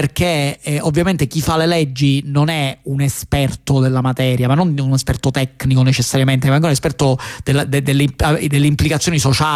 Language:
Italian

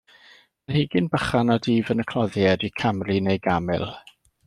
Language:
Welsh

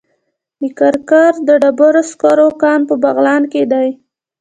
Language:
Pashto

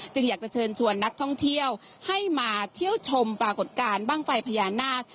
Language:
Thai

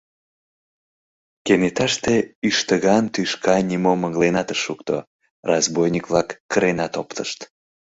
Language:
Mari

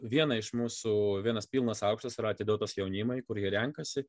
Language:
Lithuanian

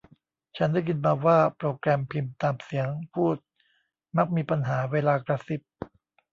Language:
Thai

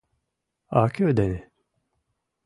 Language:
Mari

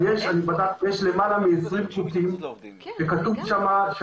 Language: Hebrew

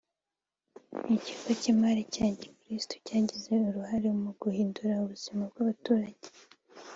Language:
Kinyarwanda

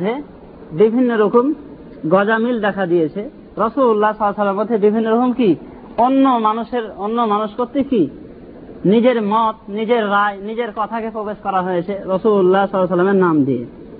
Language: Bangla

